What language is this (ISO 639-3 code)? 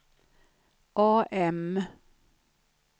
swe